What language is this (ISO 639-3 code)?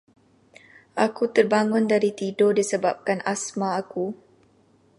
msa